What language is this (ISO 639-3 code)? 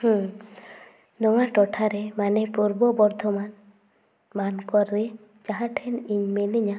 sat